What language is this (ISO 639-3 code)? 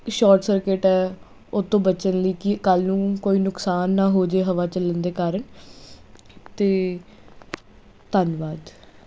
pan